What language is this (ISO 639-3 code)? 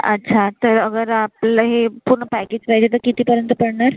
mar